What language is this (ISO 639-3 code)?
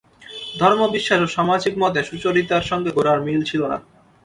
ben